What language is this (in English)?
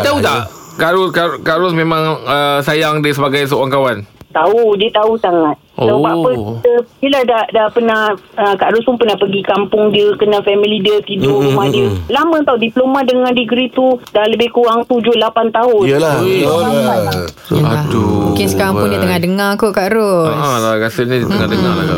Malay